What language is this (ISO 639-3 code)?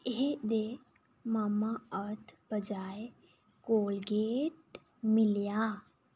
doi